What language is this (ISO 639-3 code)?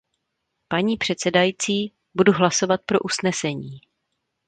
ces